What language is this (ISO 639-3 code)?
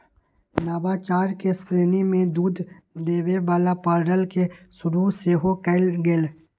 mag